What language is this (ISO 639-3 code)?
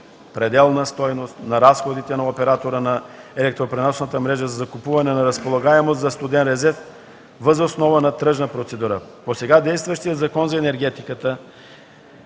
bul